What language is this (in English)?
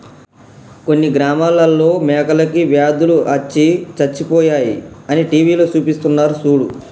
Telugu